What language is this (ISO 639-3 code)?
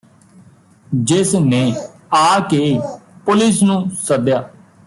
pan